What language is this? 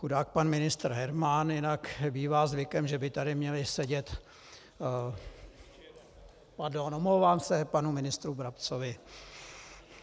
Czech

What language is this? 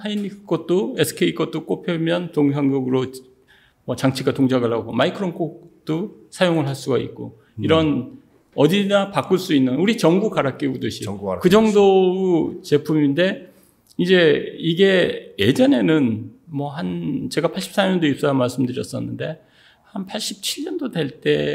Korean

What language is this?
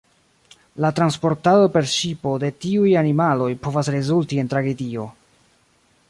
Esperanto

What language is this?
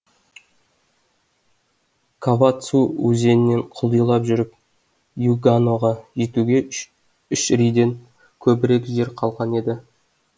Kazakh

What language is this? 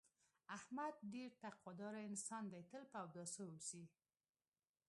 Pashto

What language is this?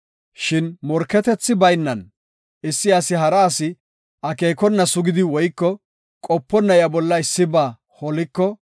Gofa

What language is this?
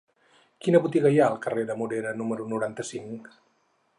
Catalan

